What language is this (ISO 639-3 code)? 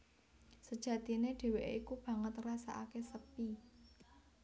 jav